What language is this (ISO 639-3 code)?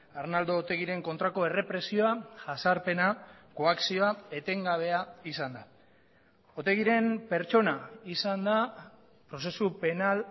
eus